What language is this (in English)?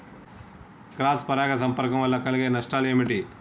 Telugu